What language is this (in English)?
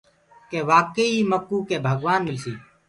Gurgula